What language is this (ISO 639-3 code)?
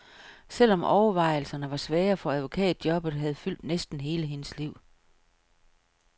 dan